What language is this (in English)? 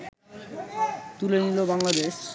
Bangla